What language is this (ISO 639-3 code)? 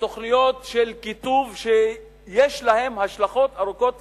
heb